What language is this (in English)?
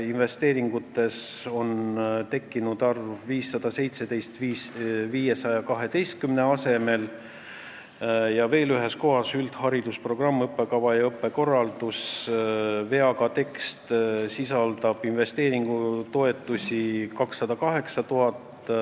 Estonian